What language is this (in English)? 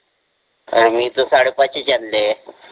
Marathi